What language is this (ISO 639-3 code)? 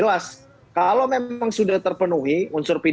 ind